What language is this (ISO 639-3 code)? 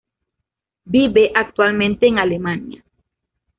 spa